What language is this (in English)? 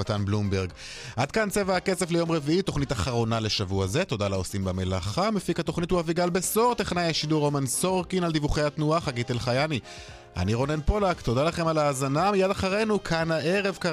Hebrew